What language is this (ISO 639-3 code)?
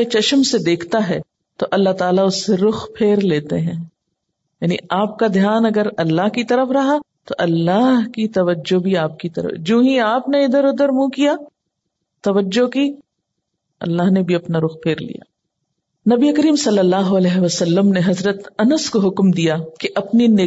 urd